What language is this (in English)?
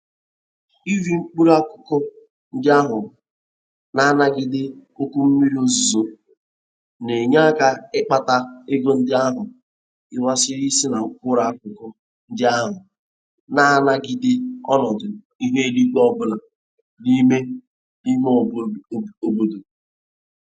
Igbo